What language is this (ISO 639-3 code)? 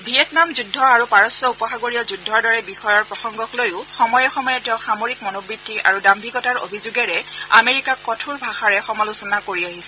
asm